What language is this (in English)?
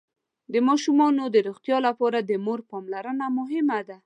Pashto